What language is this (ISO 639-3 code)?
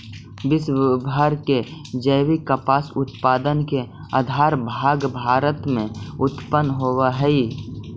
mag